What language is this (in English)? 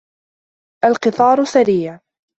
Arabic